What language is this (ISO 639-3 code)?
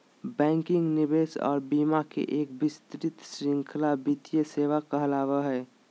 mag